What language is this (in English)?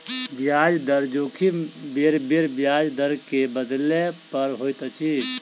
Maithili